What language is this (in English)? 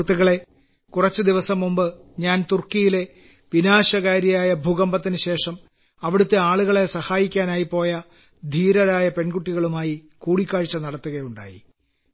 Malayalam